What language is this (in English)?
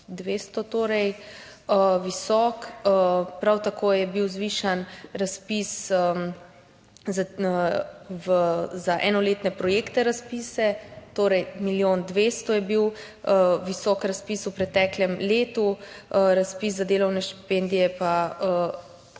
Slovenian